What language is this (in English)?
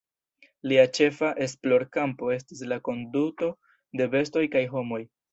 Esperanto